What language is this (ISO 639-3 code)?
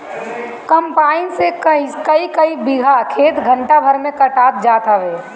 bho